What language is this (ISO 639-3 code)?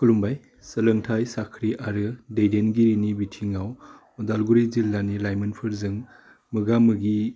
brx